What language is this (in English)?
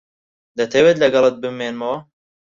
Central Kurdish